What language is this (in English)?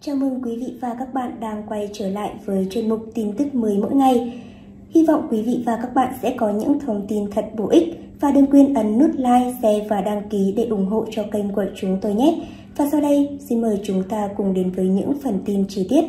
Vietnamese